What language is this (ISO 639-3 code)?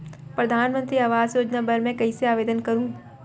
hne